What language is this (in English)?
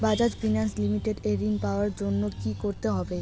Bangla